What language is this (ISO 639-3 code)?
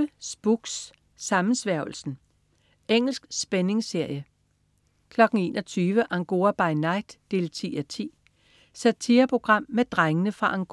dan